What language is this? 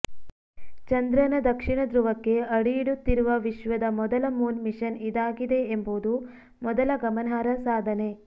Kannada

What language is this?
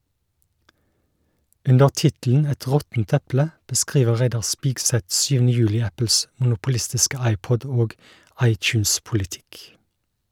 Norwegian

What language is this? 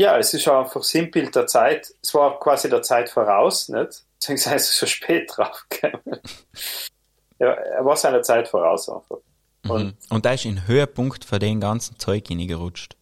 German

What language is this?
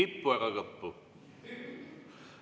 Estonian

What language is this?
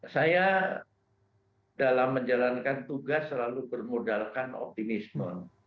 Indonesian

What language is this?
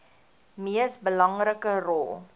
Afrikaans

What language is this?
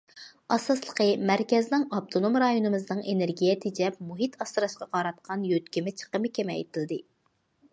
Uyghur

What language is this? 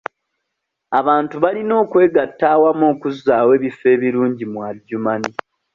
Ganda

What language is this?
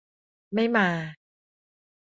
Thai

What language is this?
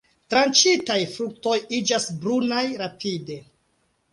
Esperanto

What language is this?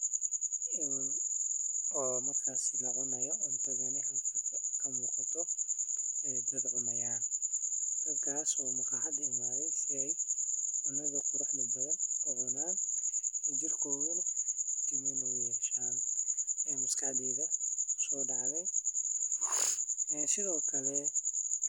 Somali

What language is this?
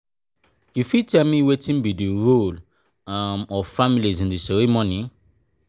Nigerian Pidgin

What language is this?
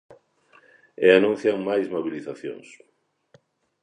Galician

